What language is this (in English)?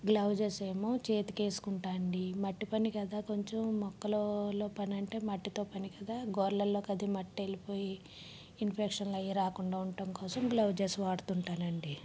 Telugu